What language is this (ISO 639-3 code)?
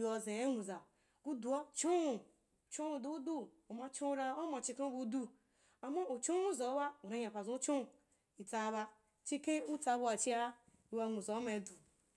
juk